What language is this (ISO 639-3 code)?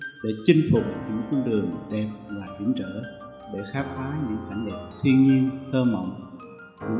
vie